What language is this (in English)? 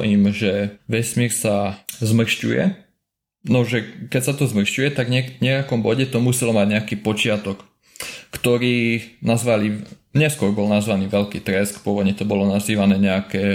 Slovak